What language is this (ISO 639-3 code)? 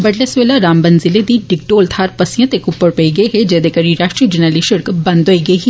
doi